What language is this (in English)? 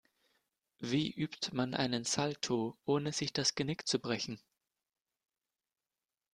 German